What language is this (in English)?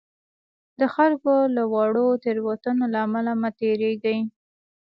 Pashto